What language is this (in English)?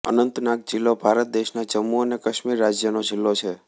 Gujarati